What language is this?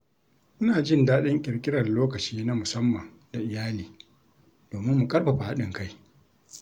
Hausa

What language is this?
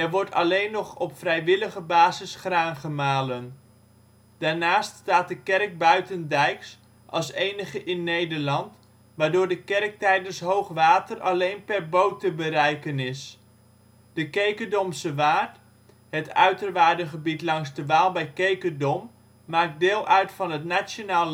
Dutch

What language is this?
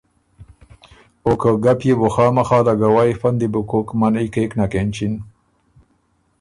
Ormuri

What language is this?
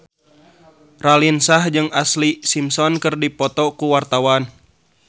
Sundanese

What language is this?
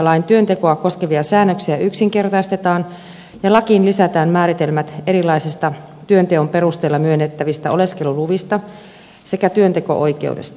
Finnish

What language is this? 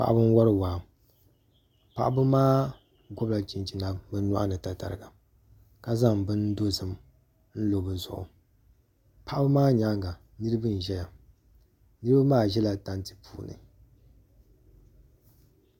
Dagbani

